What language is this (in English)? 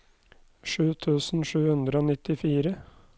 Norwegian